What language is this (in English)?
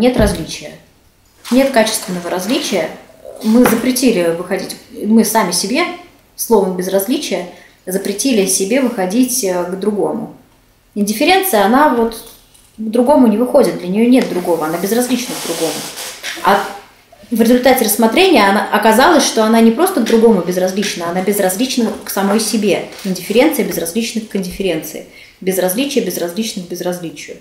Russian